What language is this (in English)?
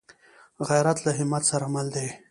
Pashto